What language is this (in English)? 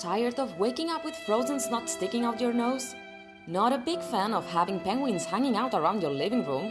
English